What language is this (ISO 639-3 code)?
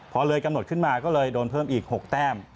tha